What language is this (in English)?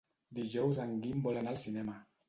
Catalan